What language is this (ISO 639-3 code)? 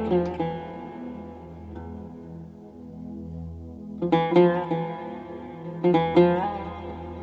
fas